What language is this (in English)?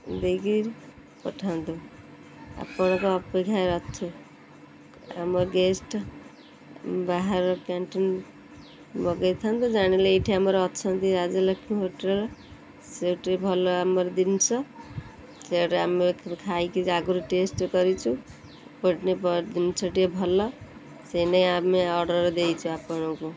Odia